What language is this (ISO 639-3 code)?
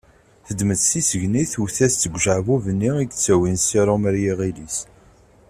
kab